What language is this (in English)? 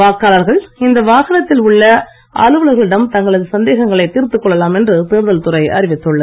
Tamil